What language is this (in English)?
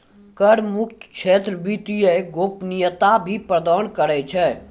Maithili